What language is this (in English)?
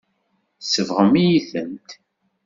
Kabyle